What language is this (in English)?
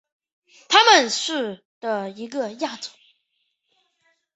Chinese